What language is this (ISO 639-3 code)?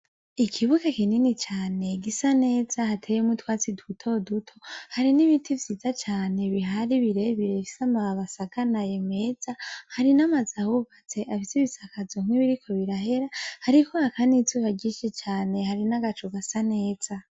run